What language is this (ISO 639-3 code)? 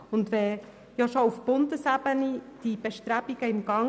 gsw